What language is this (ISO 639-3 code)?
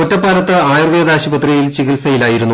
mal